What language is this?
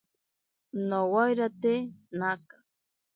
Ashéninka Perené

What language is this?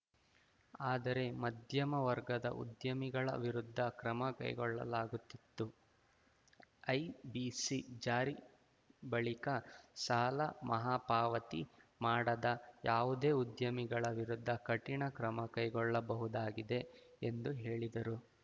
Kannada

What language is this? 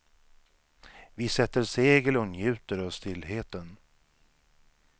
Swedish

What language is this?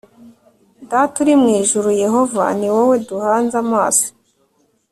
Kinyarwanda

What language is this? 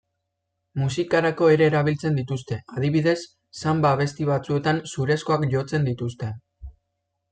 Basque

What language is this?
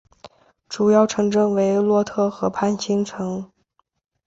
Chinese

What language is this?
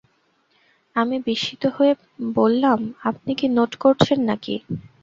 Bangla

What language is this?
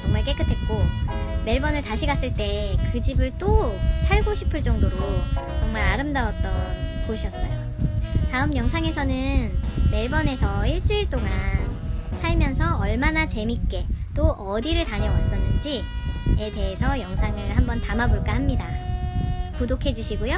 Korean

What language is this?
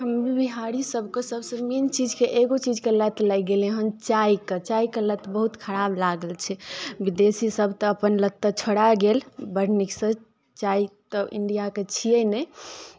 Maithili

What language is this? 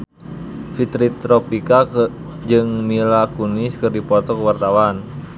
Sundanese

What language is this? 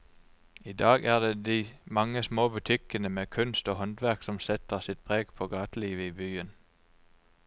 Norwegian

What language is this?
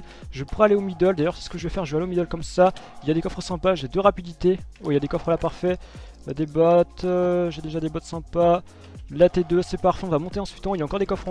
French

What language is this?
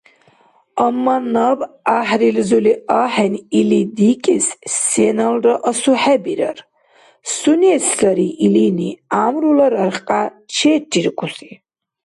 Dargwa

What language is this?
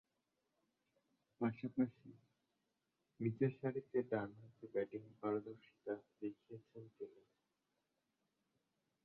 Bangla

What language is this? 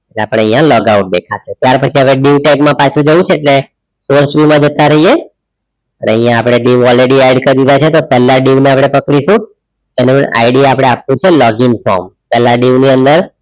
Gujarati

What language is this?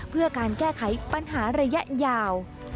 Thai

